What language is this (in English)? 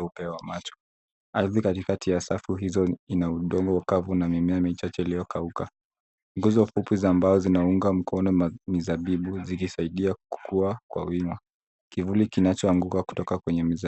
Swahili